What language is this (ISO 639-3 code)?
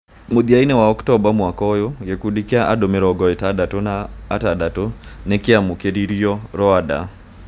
kik